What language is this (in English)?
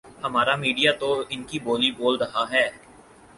Urdu